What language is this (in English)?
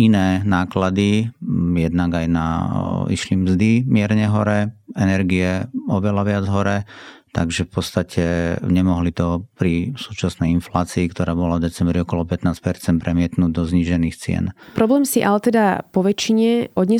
Slovak